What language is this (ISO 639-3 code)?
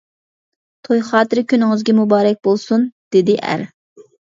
uig